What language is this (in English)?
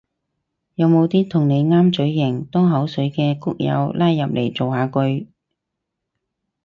Cantonese